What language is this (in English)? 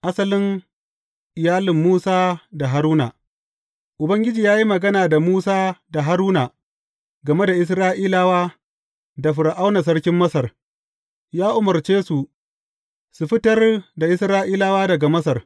Hausa